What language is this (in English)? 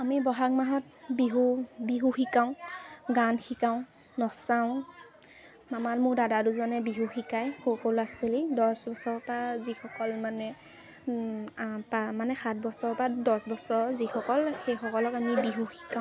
Assamese